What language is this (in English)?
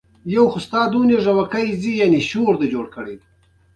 Pashto